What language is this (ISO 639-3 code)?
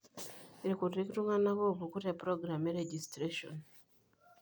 mas